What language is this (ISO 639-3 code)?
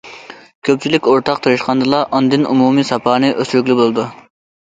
uig